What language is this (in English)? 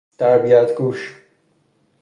Persian